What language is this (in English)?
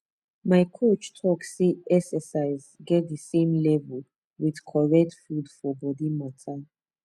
Nigerian Pidgin